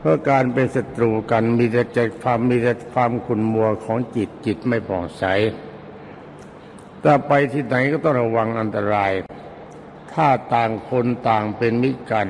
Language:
Thai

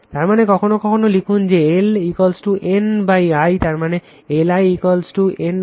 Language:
Bangla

